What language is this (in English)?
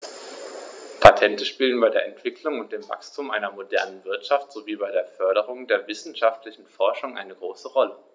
German